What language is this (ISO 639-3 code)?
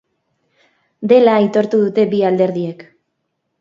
eus